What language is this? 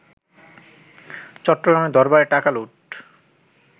Bangla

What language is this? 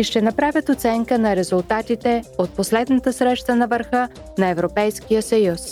Bulgarian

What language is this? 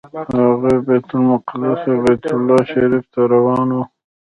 Pashto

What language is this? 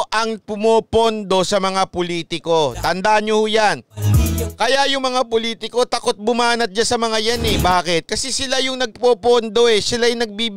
Filipino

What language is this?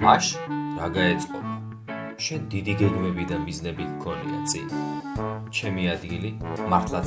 Georgian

